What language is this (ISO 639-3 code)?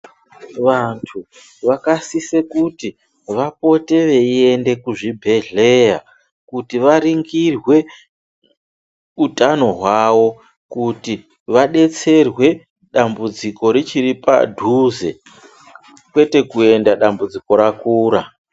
ndc